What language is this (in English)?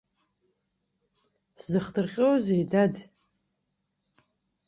Abkhazian